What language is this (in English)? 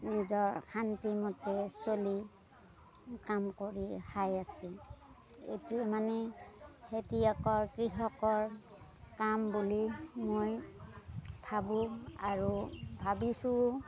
Assamese